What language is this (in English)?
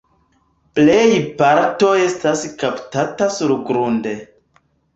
Esperanto